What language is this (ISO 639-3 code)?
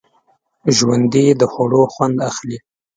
pus